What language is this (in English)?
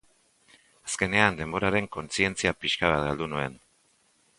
Basque